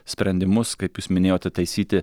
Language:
Lithuanian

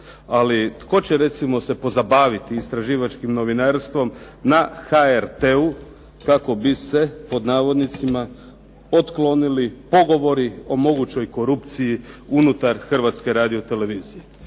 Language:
Croatian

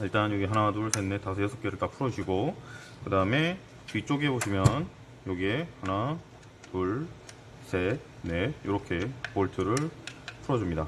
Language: Korean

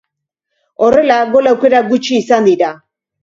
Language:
Basque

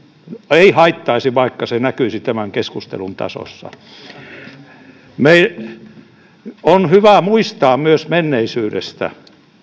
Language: Finnish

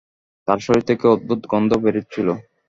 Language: Bangla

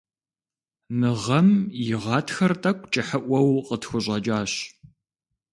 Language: Kabardian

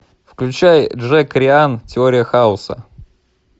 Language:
Russian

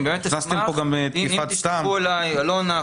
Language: Hebrew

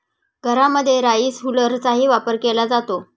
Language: Marathi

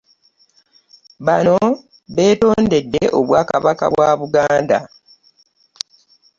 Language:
Ganda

